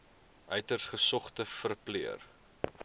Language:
Afrikaans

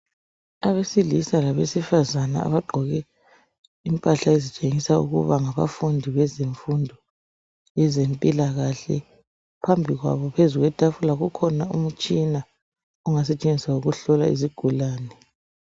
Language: North Ndebele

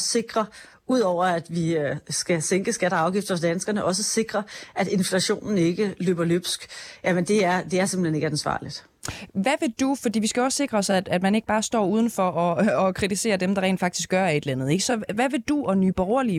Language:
Danish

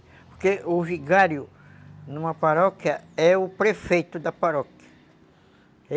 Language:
Portuguese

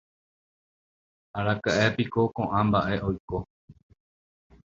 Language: Guarani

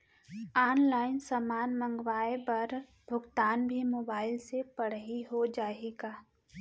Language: Chhattisgarhi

